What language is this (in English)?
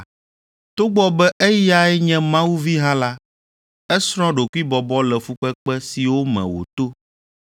Ewe